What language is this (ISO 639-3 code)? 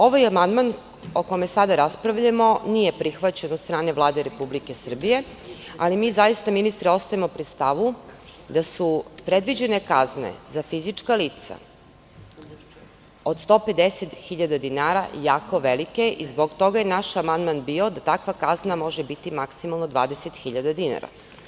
srp